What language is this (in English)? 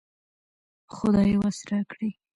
Pashto